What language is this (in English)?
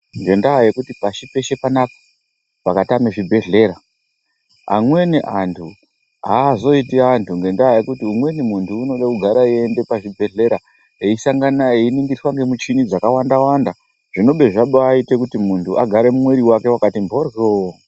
Ndau